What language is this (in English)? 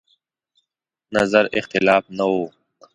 Pashto